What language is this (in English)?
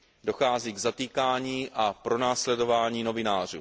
Czech